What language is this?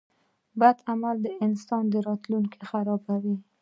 Pashto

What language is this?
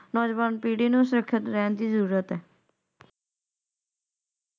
Punjabi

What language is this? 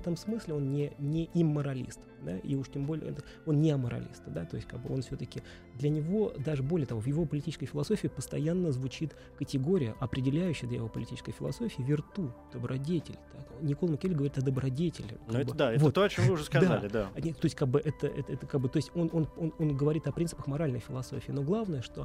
Russian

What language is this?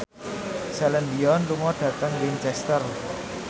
Javanese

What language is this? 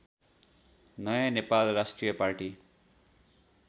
Nepali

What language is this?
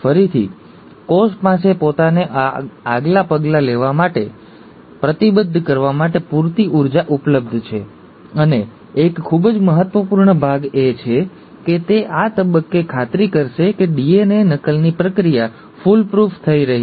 Gujarati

